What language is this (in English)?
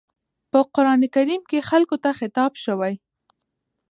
Pashto